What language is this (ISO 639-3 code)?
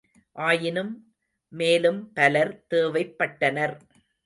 tam